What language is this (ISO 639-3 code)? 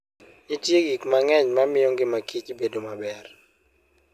luo